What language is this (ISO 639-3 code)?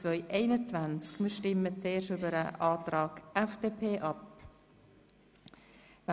gsw